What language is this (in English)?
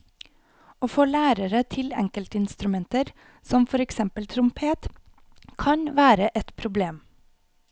Norwegian